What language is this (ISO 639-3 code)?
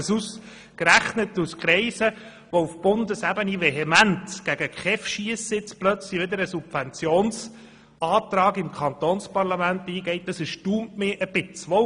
gsw